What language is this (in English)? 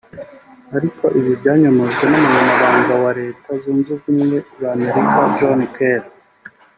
Kinyarwanda